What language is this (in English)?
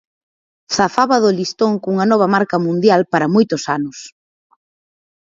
Galician